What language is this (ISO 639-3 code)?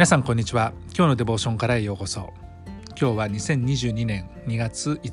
jpn